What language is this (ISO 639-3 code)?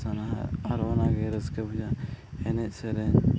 sat